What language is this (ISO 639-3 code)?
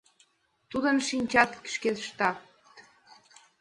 chm